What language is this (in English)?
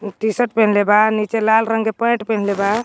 Magahi